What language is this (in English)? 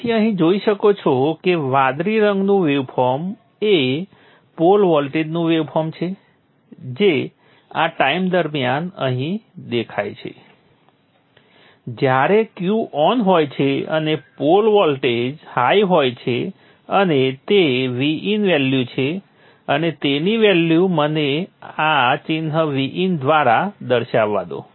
Gujarati